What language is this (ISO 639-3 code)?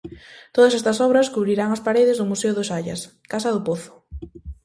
glg